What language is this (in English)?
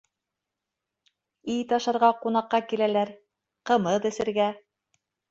Bashkir